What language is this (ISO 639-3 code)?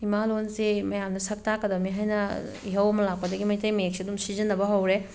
mni